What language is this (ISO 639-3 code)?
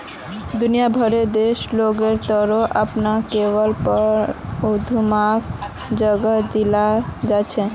mag